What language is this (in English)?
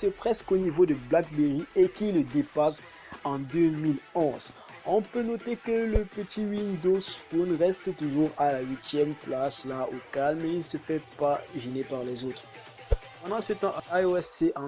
French